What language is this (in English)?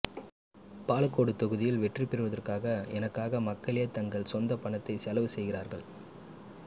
Tamil